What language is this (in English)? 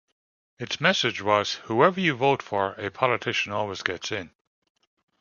English